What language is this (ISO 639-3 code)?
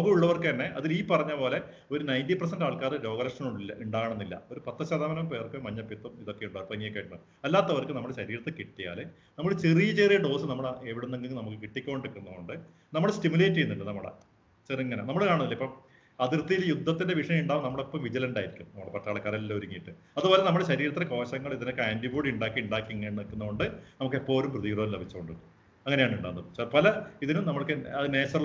mal